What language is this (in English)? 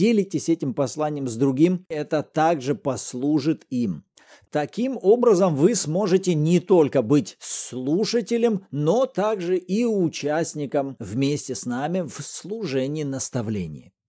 Russian